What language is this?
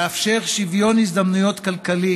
Hebrew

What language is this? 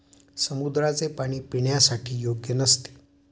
Marathi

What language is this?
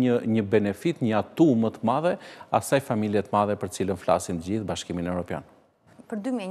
Romanian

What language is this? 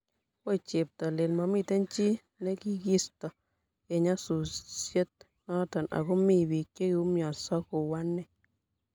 Kalenjin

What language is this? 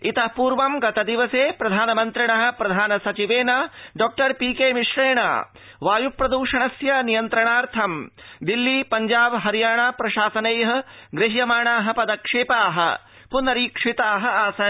Sanskrit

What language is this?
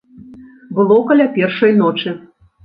Belarusian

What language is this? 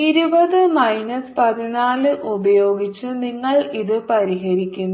Malayalam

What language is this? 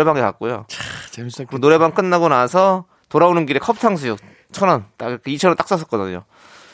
Korean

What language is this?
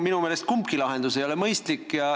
Estonian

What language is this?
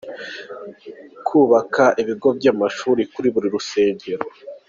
Kinyarwanda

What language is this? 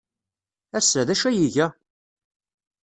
Kabyle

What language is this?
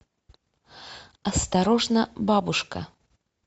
Russian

